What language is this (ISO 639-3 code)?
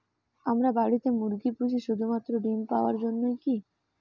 ben